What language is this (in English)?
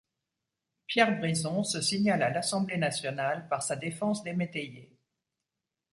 French